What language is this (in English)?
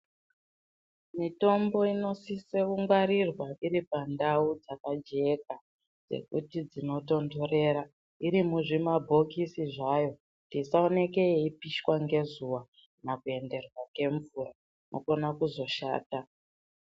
Ndau